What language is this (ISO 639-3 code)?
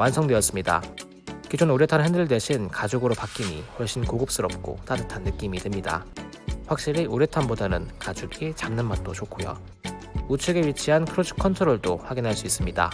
kor